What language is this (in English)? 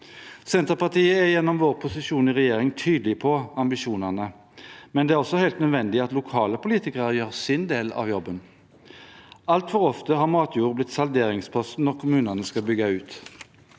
Norwegian